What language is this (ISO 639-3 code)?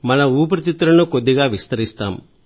tel